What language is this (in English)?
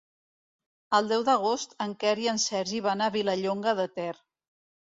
Catalan